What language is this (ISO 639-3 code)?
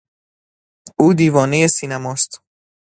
fas